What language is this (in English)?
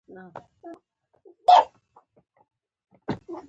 Pashto